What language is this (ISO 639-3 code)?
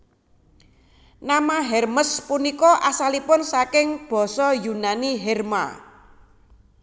jav